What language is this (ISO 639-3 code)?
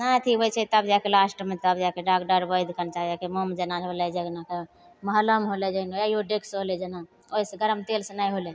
mai